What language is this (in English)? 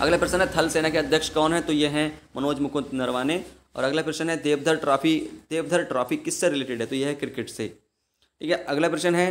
Hindi